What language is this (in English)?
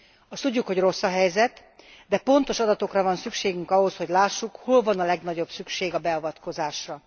Hungarian